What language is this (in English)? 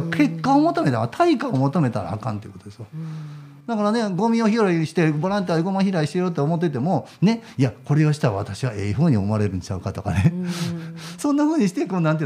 Japanese